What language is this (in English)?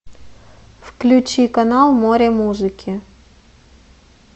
Russian